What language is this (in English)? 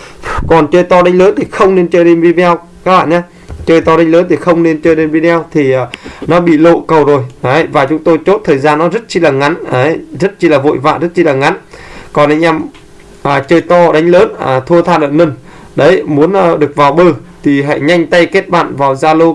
Vietnamese